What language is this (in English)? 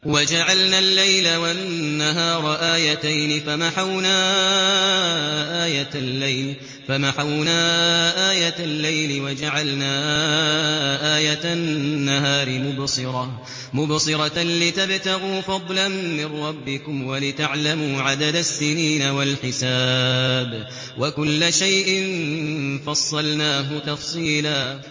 Arabic